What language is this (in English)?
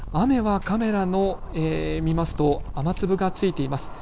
Japanese